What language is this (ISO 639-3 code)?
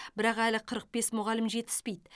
kaz